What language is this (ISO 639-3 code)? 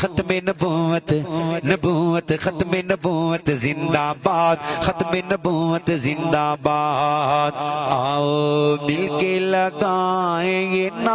fra